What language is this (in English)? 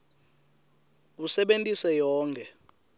Swati